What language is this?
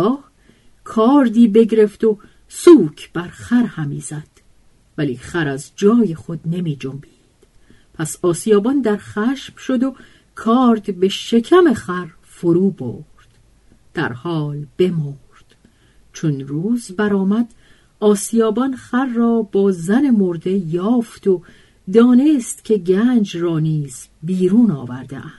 Persian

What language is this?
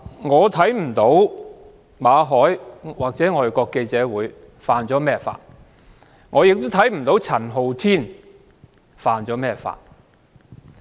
Cantonese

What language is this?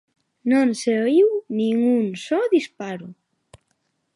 Galician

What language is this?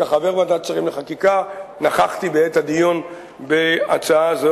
Hebrew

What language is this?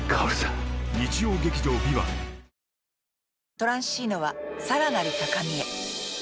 Japanese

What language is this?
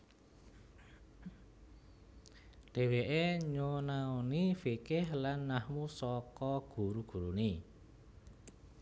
Javanese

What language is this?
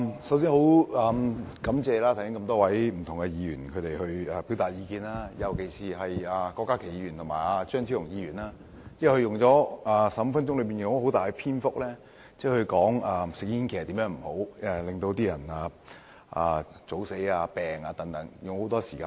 Cantonese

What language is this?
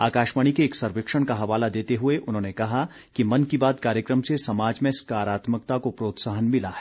Hindi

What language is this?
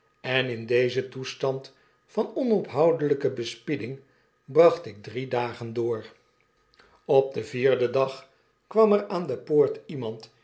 Dutch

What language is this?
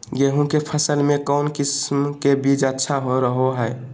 Magahi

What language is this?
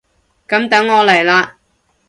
Cantonese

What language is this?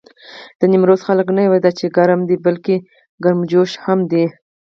Pashto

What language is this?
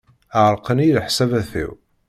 Kabyle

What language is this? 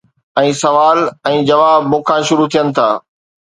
Sindhi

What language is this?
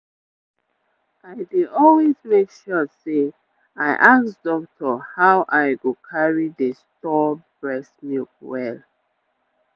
Nigerian Pidgin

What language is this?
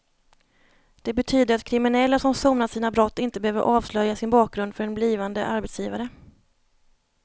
Swedish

